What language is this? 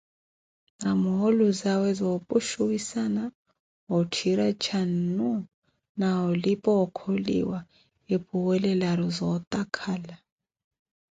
Koti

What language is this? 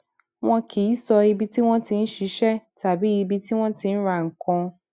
Yoruba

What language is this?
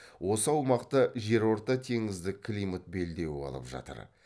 Kazakh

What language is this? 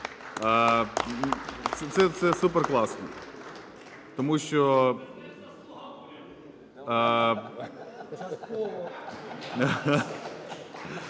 Ukrainian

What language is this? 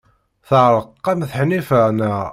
Kabyle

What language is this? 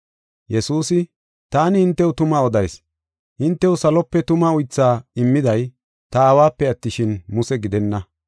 Gofa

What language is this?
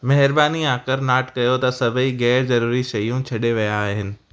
Sindhi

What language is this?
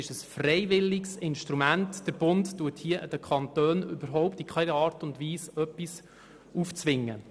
Swiss German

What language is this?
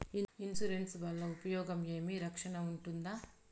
Telugu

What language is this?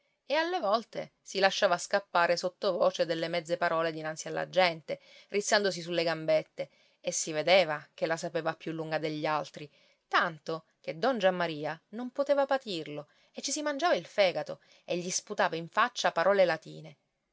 Italian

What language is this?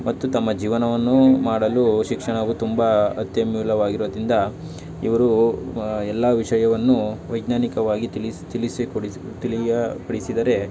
Kannada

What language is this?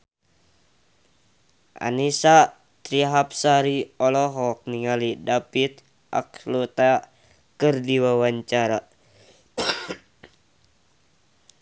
Sundanese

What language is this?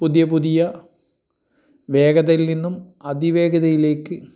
Malayalam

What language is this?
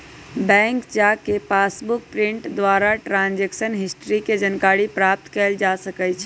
Magahi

